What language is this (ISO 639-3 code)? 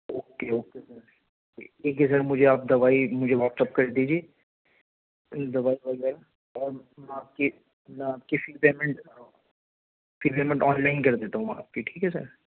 urd